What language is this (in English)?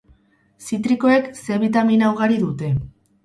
Basque